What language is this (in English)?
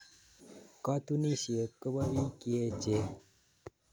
Kalenjin